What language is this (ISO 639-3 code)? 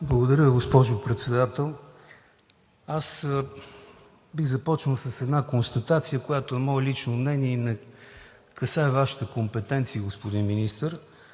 bul